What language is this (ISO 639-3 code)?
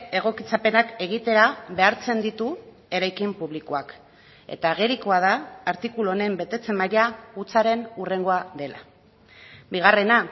eus